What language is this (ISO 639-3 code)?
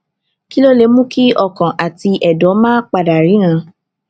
yor